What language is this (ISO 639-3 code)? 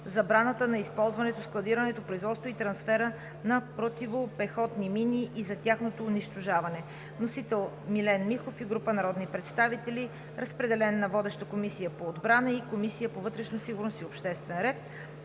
bul